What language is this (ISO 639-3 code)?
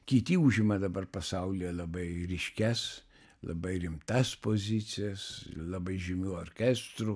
lit